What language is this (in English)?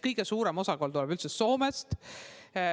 Estonian